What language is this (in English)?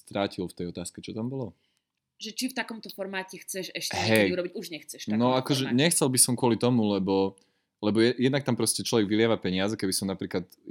Slovak